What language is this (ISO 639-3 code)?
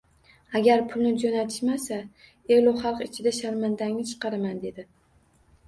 uzb